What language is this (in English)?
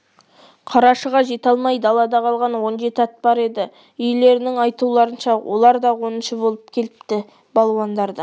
Kazakh